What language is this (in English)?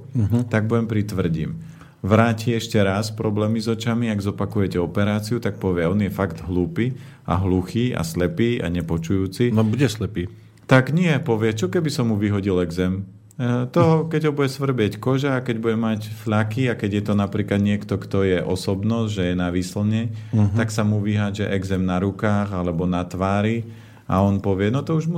Slovak